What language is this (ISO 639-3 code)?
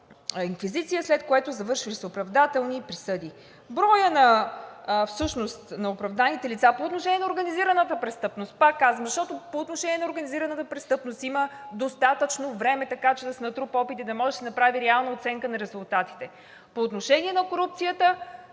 bul